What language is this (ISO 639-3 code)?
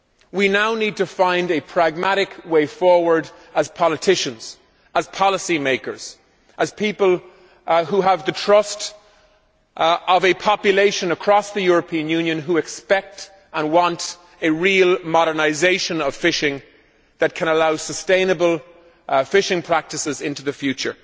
eng